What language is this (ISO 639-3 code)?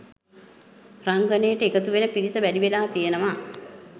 sin